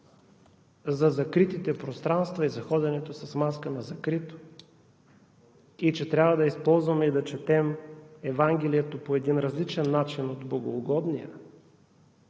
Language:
Bulgarian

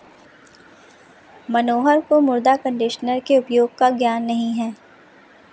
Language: Hindi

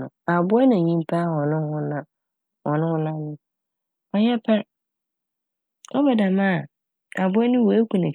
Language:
Akan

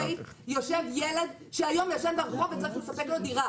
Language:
Hebrew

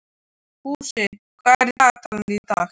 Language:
Icelandic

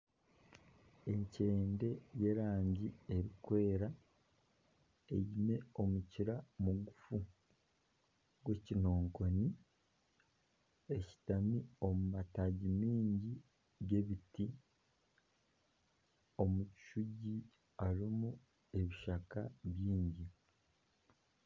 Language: Nyankole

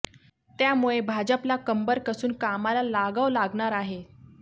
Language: Marathi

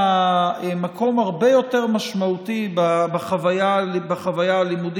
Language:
Hebrew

